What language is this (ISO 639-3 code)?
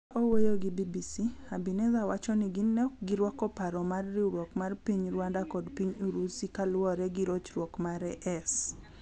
luo